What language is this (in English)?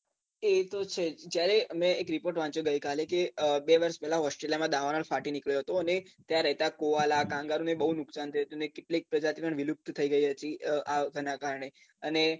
Gujarati